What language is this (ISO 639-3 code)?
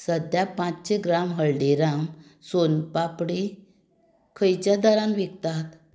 kok